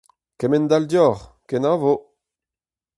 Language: Breton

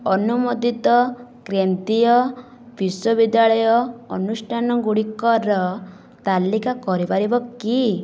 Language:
Odia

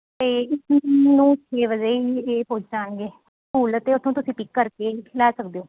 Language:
Punjabi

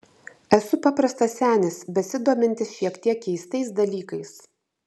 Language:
Lithuanian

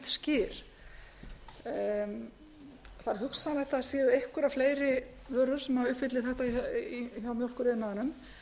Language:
Icelandic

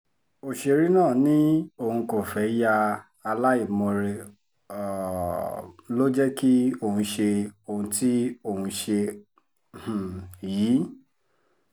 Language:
Yoruba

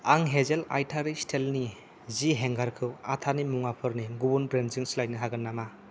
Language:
Bodo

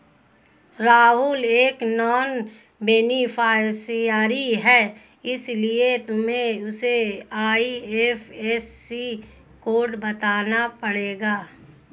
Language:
Hindi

